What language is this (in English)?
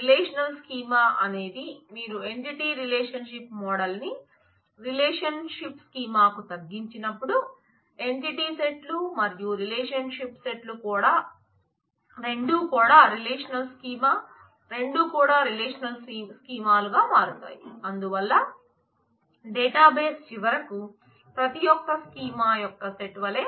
Telugu